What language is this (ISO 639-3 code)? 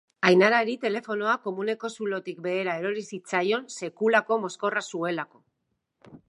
eus